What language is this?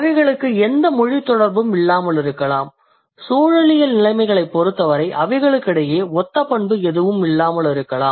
Tamil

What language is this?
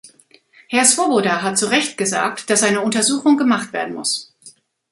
German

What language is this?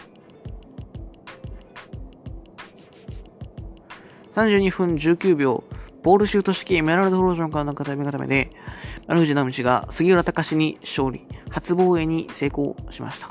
Japanese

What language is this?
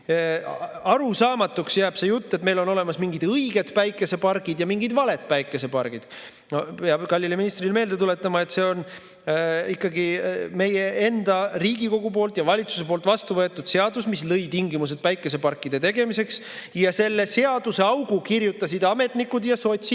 Estonian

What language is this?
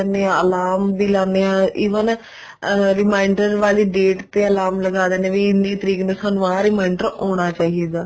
Punjabi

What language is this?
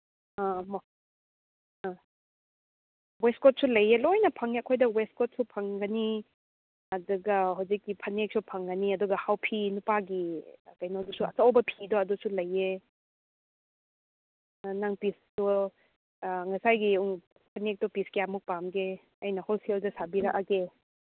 Manipuri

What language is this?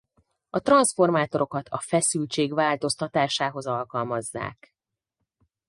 Hungarian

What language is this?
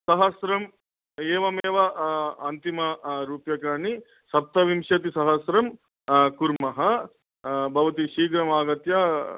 Sanskrit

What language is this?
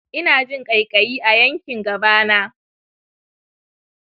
Hausa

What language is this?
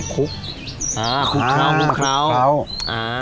Thai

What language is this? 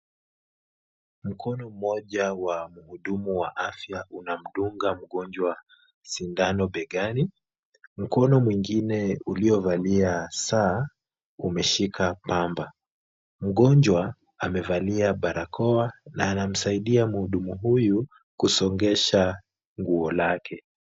Swahili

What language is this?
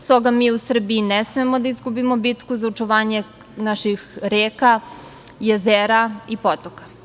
Serbian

